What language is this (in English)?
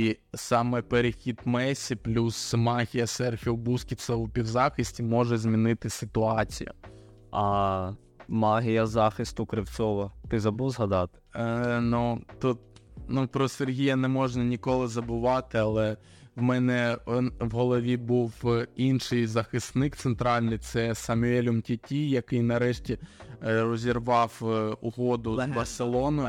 Ukrainian